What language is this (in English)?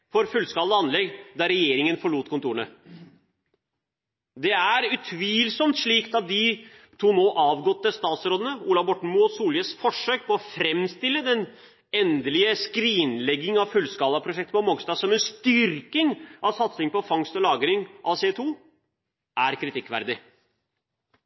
Norwegian Bokmål